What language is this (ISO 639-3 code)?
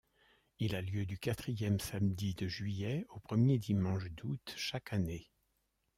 fra